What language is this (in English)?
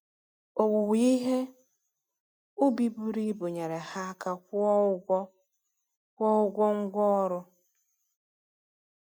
Igbo